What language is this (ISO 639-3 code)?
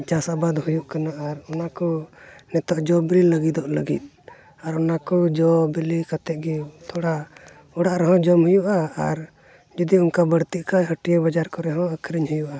sat